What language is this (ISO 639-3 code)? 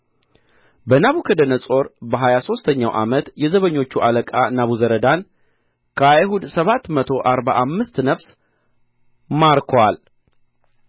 amh